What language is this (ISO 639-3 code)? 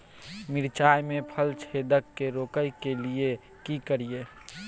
mai